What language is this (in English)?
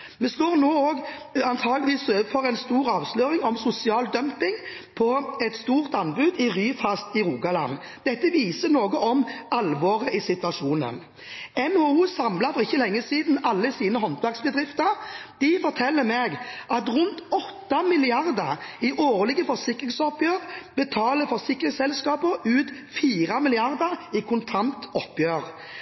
Norwegian Bokmål